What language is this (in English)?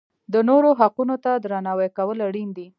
Pashto